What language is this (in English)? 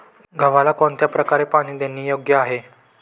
Marathi